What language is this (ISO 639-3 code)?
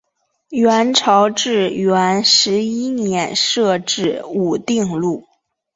zho